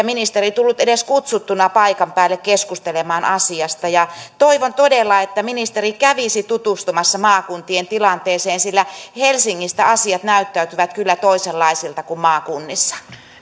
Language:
Finnish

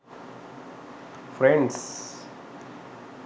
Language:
Sinhala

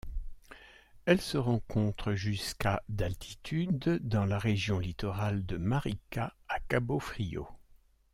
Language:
French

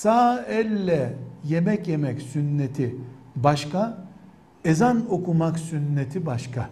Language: Turkish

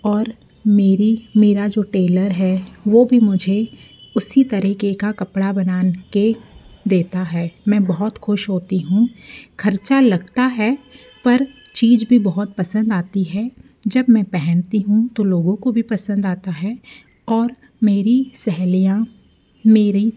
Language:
Hindi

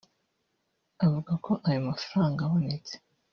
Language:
Kinyarwanda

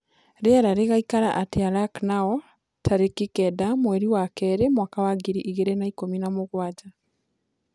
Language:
Kikuyu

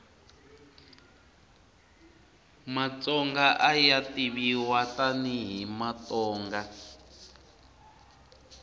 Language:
Tsonga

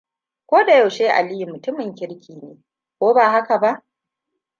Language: Hausa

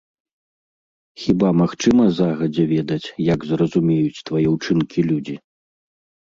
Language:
Belarusian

